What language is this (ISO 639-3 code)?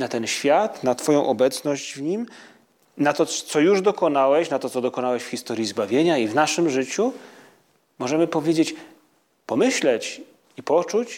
pol